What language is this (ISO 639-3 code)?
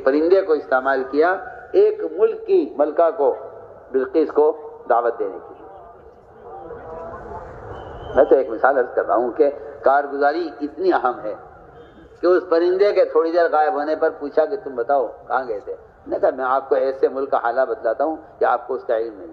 ara